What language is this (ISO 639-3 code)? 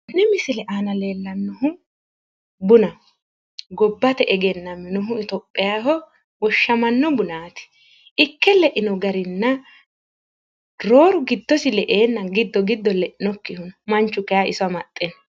sid